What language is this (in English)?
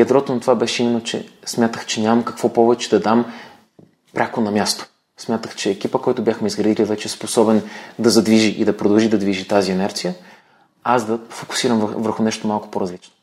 Bulgarian